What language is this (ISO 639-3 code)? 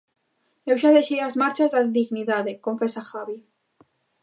glg